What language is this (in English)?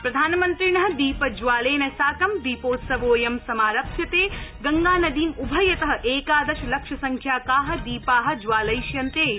Sanskrit